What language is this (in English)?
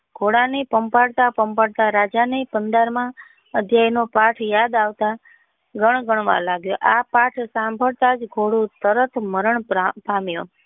Gujarati